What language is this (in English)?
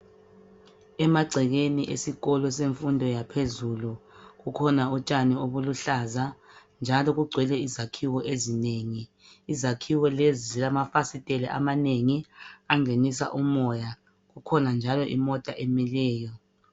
North Ndebele